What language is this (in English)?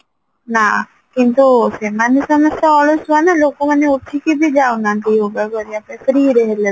Odia